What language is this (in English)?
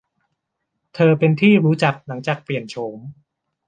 Thai